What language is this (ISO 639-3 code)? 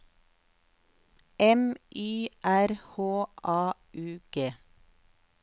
nor